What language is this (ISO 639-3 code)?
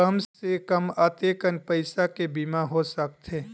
hne